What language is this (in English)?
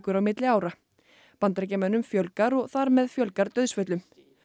Icelandic